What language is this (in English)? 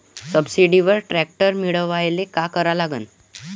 Marathi